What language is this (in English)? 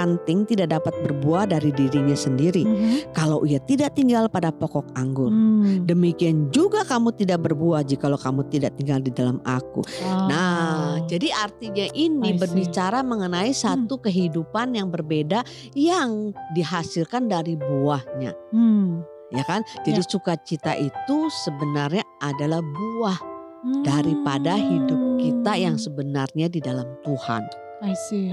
Indonesian